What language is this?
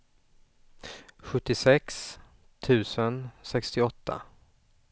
Swedish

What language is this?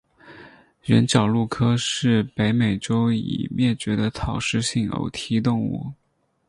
Chinese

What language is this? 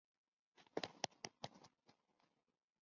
Chinese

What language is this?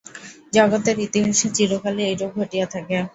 Bangla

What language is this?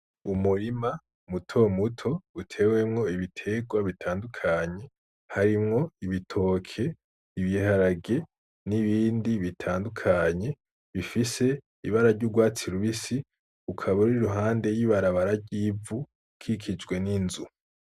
Rundi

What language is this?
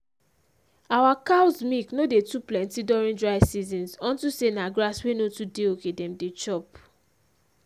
Nigerian Pidgin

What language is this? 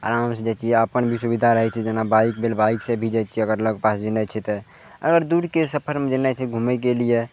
Maithili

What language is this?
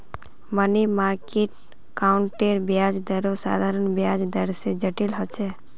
Magahi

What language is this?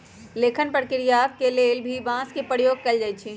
Magahi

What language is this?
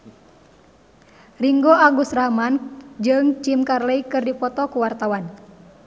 Sundanese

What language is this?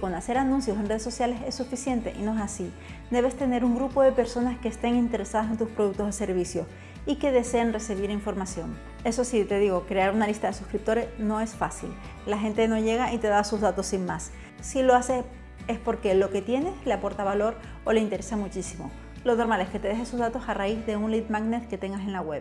Spanish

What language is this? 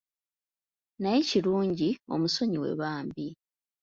Ganda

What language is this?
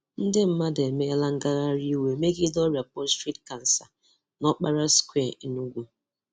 Igbo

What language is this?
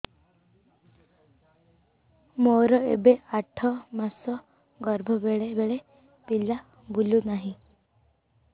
Odia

